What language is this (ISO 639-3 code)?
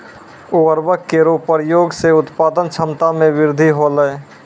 mai